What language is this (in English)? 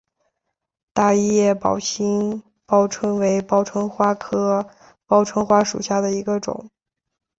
Chinese